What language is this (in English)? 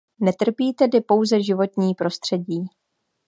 Czech